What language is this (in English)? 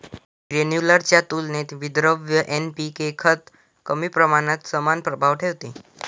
Marathi